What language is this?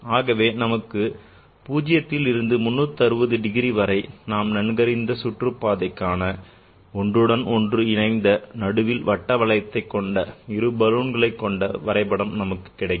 Tamil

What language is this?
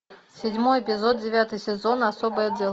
Russian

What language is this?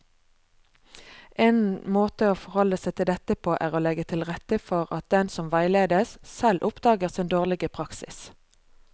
Norwegian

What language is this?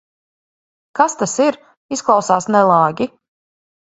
Latvian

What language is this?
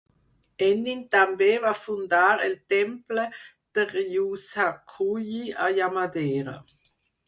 Catalan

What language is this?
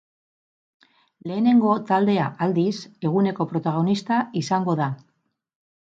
Basque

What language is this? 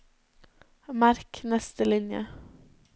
Norwegian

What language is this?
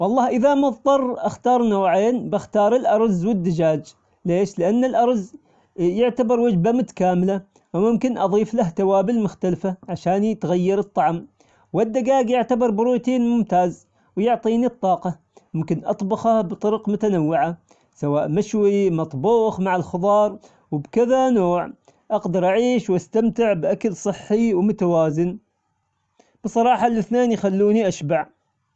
Omani Arabic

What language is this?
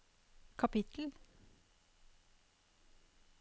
Norwegian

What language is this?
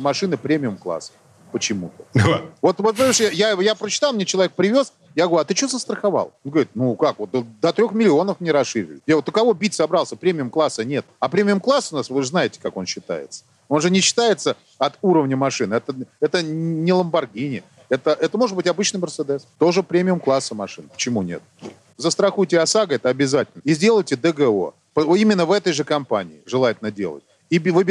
Russian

